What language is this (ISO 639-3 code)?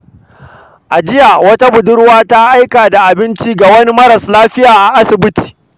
hau